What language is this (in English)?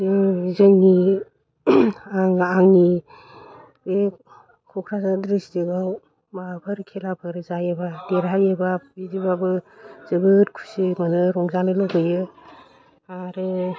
Bodo